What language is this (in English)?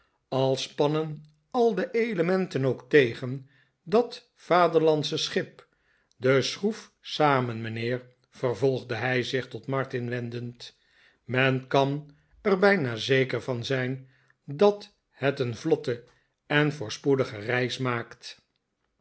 Dutch